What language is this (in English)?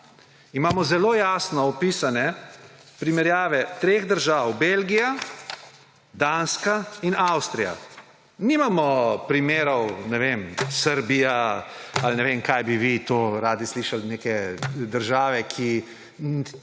Slovenian